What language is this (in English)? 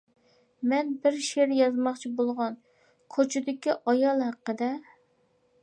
Uyghur